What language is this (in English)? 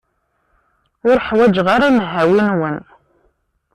Kabyle